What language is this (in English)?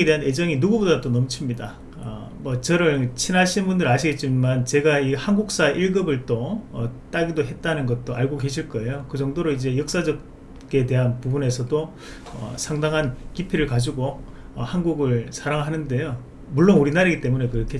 Korean